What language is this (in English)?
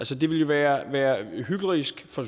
Danish